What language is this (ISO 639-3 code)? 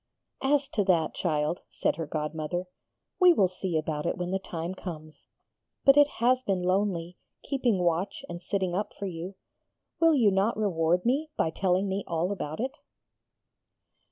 eng